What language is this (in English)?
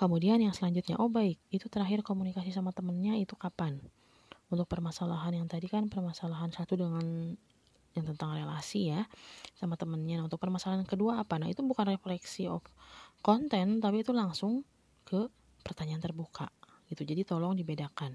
Indonesian